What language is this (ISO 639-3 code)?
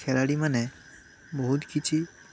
ori